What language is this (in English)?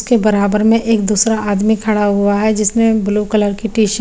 Hindi